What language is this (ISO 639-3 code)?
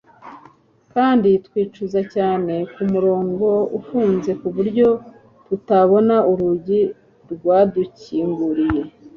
kin